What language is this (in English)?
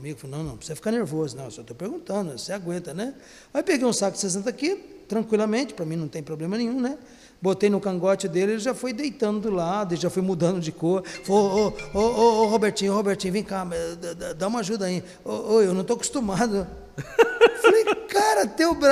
Portuguese